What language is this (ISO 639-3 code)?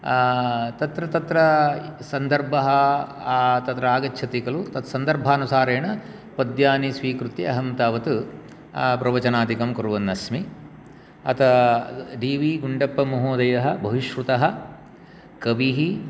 san